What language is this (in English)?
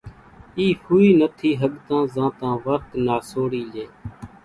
Kachi Koli